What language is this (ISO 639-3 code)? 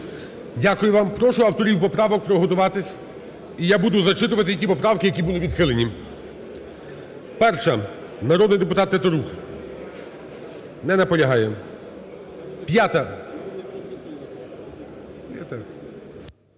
ukr